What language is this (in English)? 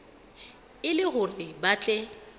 Southern Sotho